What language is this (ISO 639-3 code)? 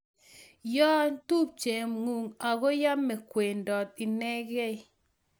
kln